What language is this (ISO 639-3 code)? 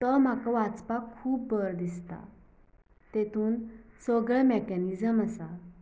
kok